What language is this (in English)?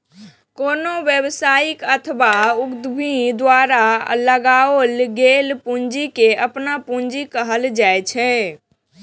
Maithili